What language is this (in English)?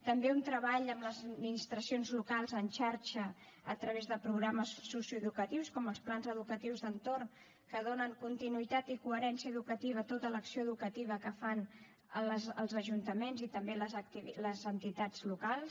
Catalan